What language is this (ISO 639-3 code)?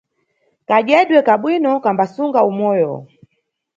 nyu